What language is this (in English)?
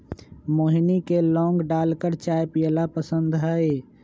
Magahi